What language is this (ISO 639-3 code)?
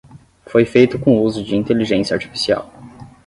por